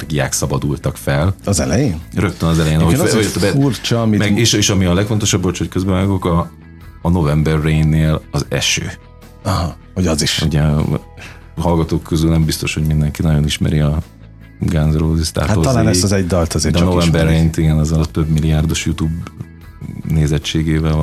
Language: Hungarian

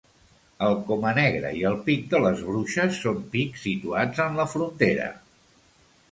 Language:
Catalan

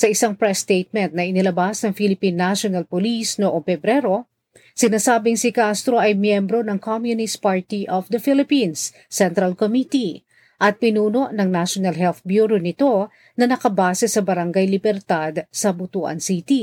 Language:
Filipino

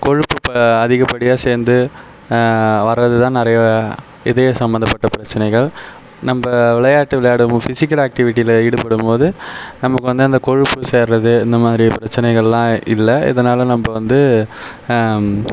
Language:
Tamil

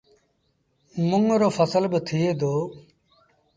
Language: Sindhi Bhil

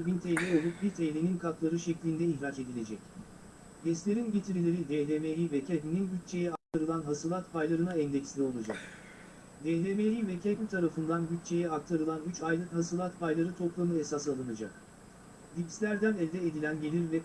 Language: Turkish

